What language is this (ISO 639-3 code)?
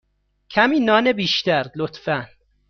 fas